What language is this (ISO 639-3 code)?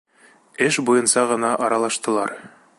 bak